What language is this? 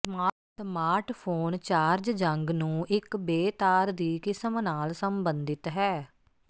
Punjabi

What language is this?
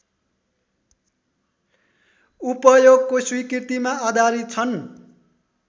Nepali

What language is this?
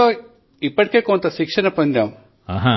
Telugu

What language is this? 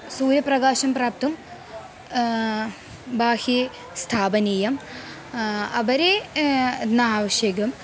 Sanskrit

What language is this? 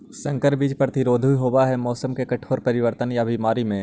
Magahi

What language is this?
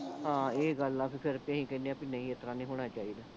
Punjabi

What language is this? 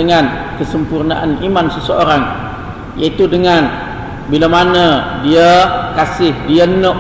Malay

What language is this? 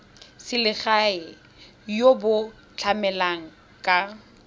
Tswana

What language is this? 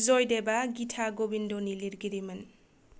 Bodo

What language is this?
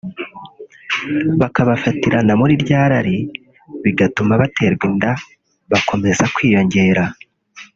Kinyarwanda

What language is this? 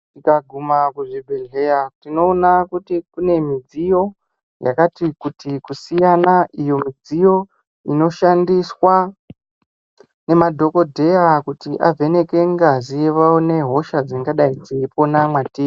Ndau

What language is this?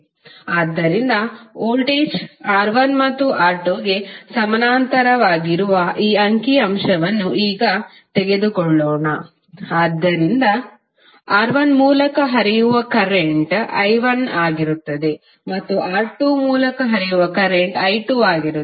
Kannada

